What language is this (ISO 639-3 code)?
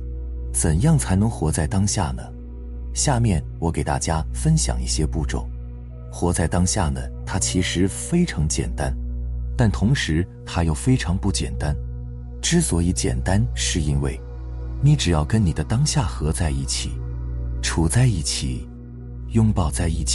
zho